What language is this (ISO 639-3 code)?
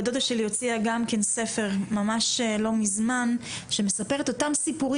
heb